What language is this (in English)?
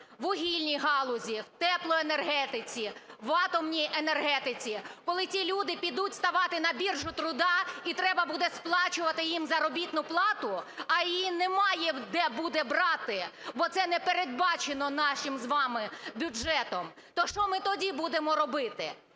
Ukrainian